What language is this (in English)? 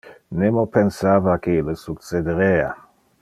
Interlingua